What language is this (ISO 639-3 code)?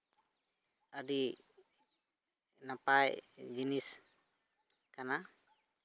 sat